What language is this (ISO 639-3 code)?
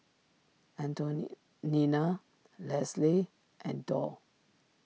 eng